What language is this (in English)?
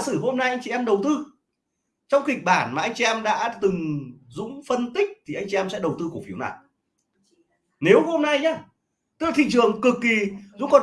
Vietnamese